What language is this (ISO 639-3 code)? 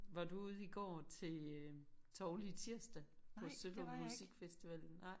dan